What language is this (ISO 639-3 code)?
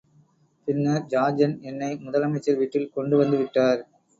tam